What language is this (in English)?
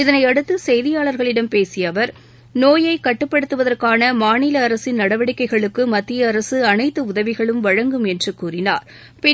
Tamil